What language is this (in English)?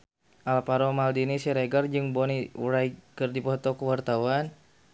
Sundanese